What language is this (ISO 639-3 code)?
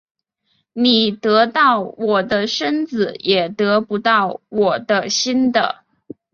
zho